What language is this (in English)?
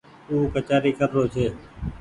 Goaria